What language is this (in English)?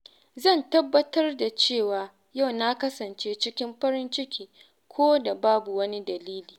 Hausa